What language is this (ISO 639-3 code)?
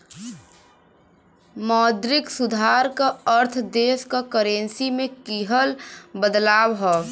bho